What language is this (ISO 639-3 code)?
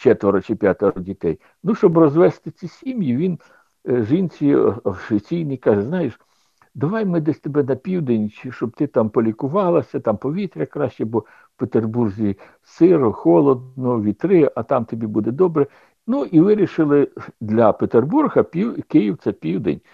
ukr